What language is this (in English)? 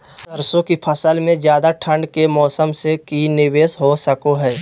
Magahi